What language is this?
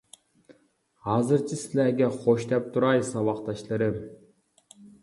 Uyghur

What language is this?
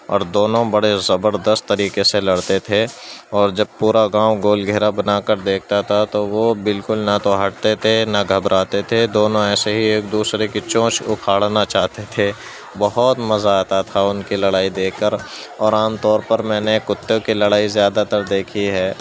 Urdu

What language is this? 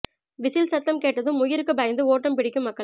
Tamil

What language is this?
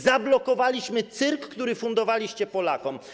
Polish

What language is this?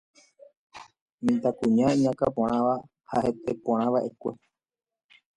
Guarani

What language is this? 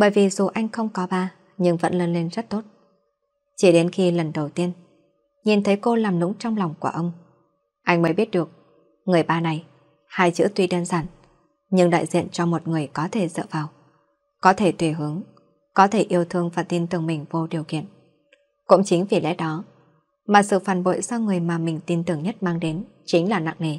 Vietnamese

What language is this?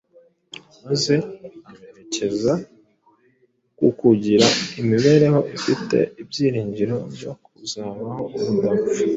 Kinyarwanda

